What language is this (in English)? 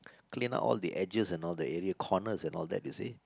English